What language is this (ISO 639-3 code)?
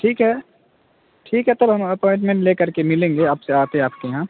urd